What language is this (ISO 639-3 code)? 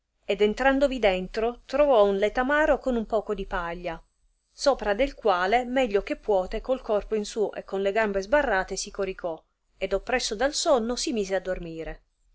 ita